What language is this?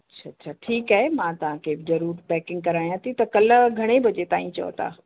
Sindhi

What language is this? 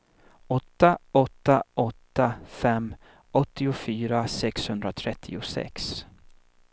Swedish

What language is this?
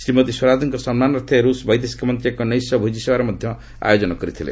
Odia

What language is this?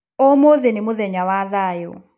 Kikuyu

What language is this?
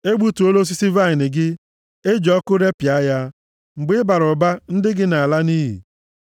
Igbo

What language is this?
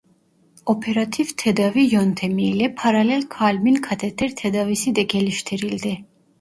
Turkish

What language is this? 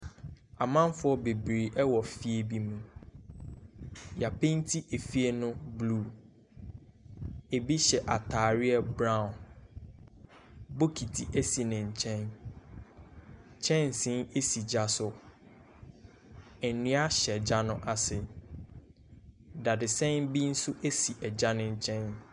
Akan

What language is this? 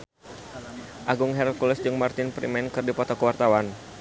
Sundanese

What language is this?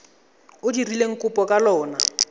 Tswana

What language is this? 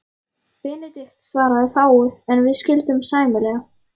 Icelandic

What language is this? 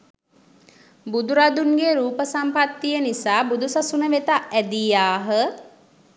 Sinhala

